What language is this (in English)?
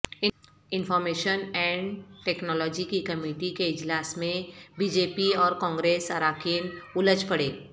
Urdu